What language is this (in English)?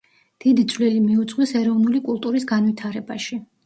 Georgian